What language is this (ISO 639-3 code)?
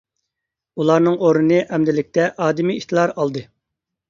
uig